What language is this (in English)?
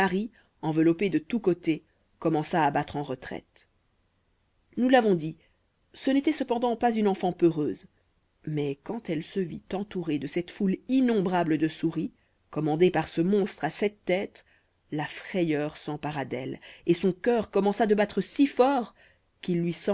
French